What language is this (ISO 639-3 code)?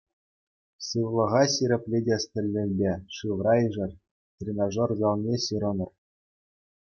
chv